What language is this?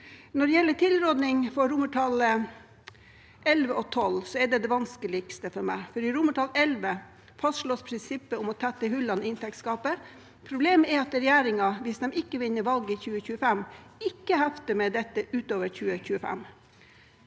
Norwegian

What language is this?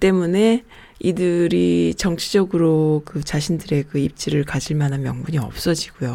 Korean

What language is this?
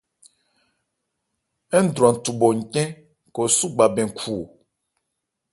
Ebrié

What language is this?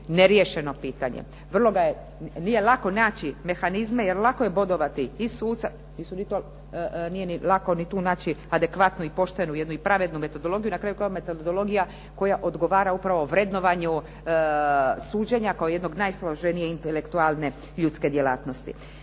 Croatian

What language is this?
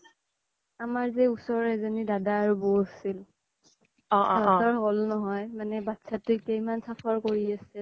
Assamese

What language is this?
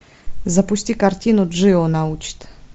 Russian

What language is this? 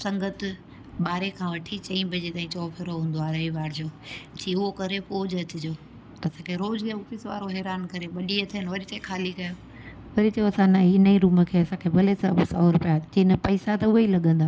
Sindhi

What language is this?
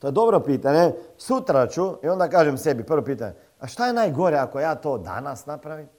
Croatian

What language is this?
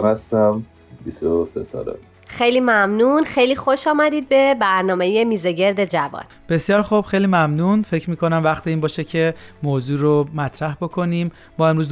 Persian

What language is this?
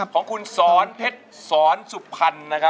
Thai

